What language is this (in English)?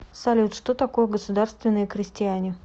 Russian